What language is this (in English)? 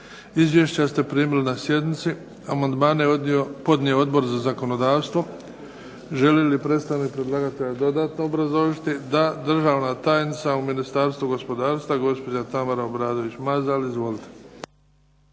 Croatian